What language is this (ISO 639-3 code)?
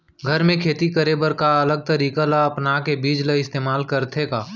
hne